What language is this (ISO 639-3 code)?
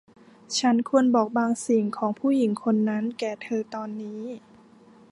tha